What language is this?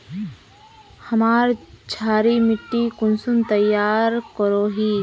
Magahi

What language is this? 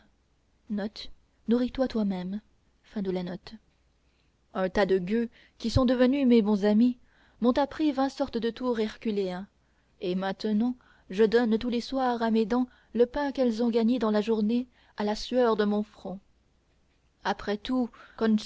French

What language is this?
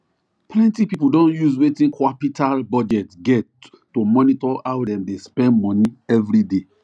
Nigerian Pidgin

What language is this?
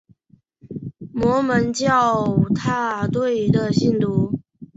Chinese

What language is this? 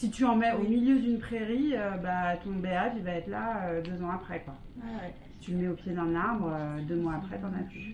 French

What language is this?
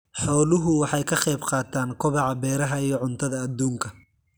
Somali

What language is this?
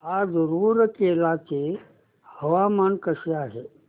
Marathi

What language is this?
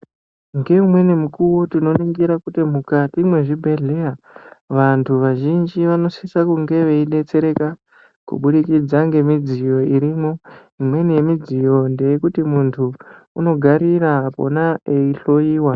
Ndau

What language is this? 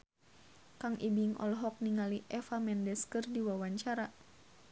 Sundanese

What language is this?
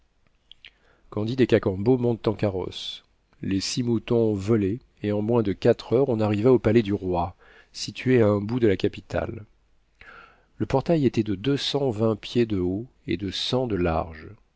French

